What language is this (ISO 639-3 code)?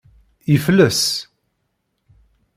kab